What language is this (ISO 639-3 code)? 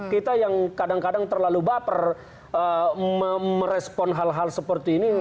ind